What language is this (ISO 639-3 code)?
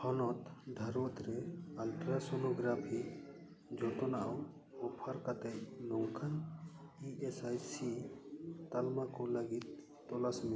sat